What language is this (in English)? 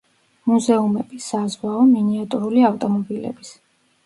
Georgian